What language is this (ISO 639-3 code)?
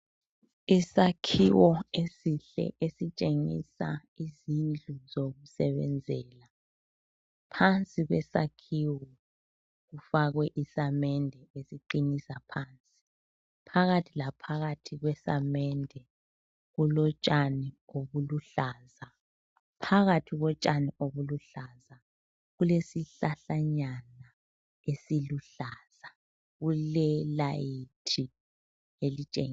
nde